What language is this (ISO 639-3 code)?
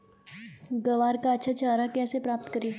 hin